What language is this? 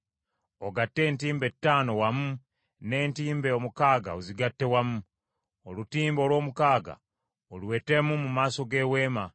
Ganda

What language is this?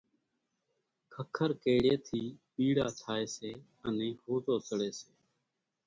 Kachi Koli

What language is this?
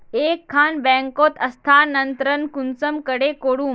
Magahi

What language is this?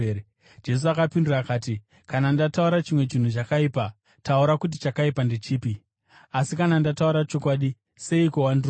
Shona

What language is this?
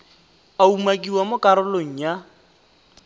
Tswana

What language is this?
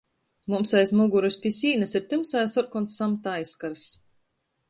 Latgalian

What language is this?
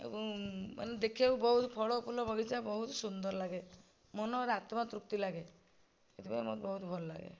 Odia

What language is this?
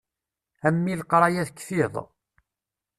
Kabyle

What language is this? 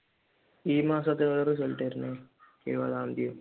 Malayalam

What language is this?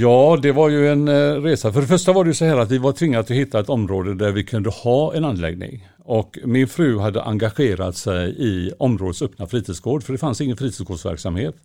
Swedish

